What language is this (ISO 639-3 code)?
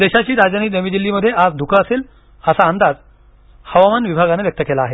mar